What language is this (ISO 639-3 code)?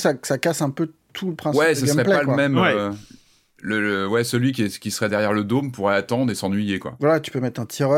fra